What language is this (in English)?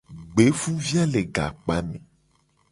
Gen